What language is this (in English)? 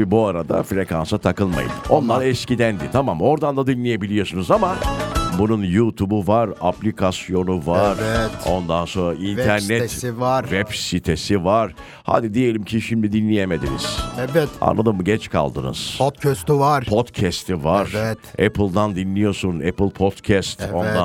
Turkish